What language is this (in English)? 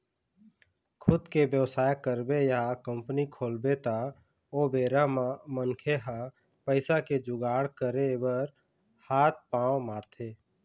Chhattisgarhi